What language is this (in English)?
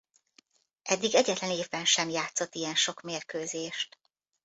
Hungarian